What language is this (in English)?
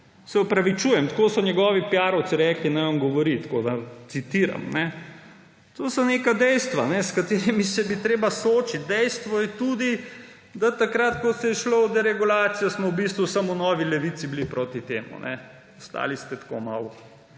Slovenian